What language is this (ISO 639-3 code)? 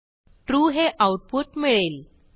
mar